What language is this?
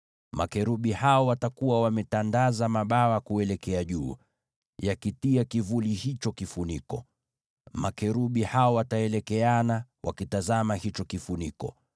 Swahili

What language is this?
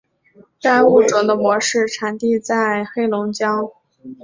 Chinese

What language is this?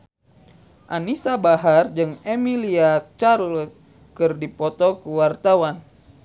Sundanese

